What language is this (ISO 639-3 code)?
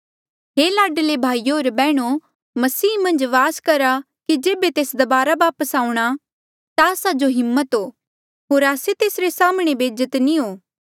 mjl